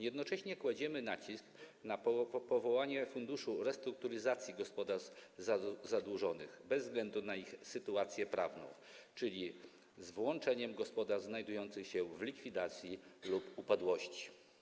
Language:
Polish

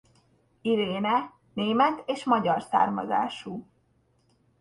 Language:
Hungarian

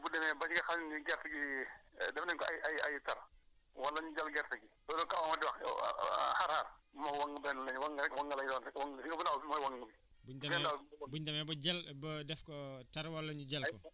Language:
Wolof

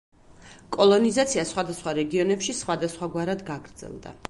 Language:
Georgian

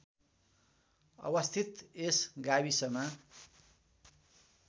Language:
Nepali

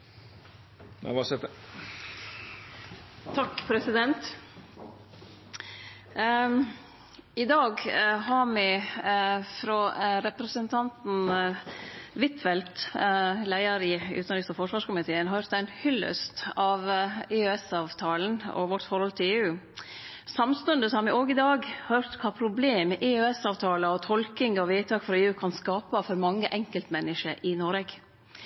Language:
Norwegian Nynorsk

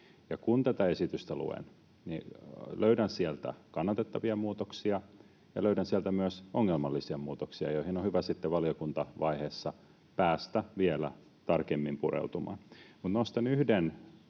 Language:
Finnish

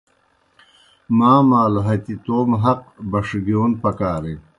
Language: Kohistani Shina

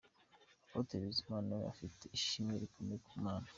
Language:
Kinyarwanda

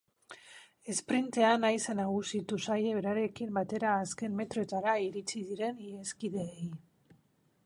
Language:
Basque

